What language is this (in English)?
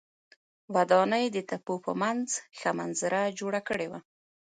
Pashto